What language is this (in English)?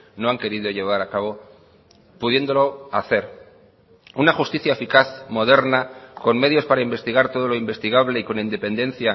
Spanish